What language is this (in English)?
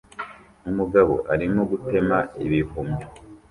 Kinyarwanda